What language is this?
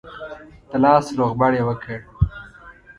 Pashto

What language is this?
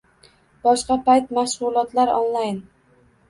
Uzbek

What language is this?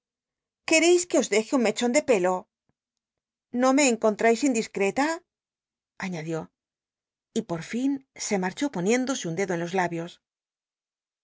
Spanish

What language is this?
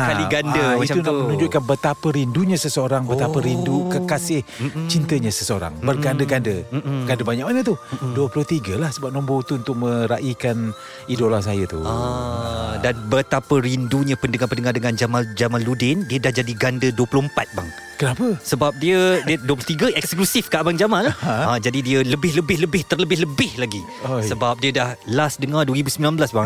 Malay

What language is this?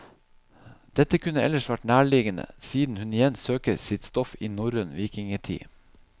Norwegian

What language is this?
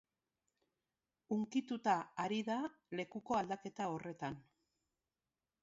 Basque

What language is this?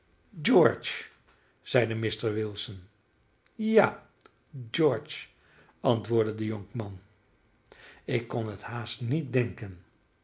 Dutch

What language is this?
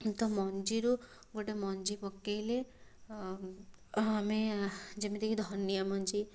Odia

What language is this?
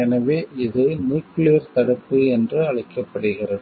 Tamil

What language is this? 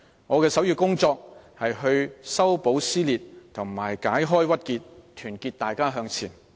Cantonese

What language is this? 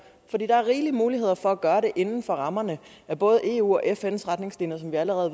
Danish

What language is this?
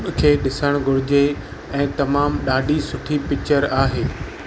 Sindhi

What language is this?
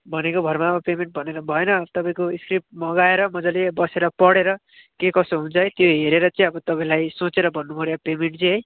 Nepali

